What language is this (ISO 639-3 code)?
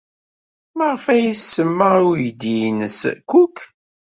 kab